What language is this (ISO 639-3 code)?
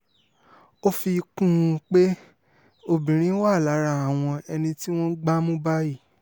yor